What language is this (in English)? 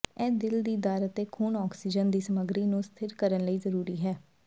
Punjabi